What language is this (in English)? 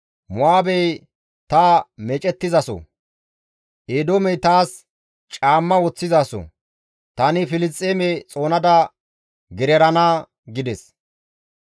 Gamo